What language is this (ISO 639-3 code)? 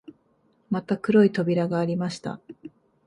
jpn